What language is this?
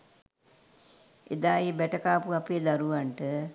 Sinhala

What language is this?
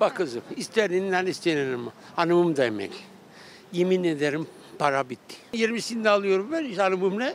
Turkish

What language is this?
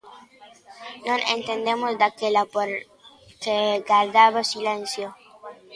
Galician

